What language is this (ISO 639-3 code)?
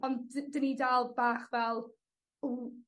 cym